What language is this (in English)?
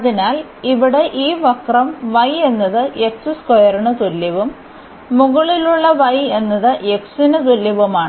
Malayalam